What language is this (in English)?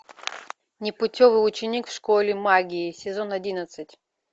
Russian